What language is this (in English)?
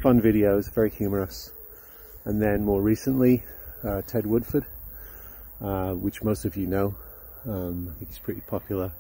English